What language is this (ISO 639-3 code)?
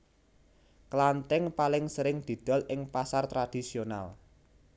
jav